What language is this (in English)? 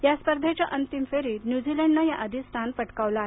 Marathi